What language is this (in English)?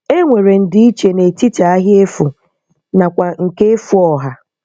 Igbo